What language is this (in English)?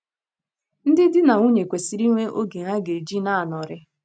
Igbo